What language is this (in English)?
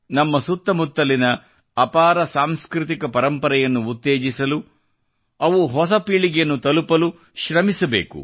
Kannada